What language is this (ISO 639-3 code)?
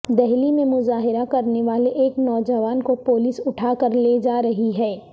urd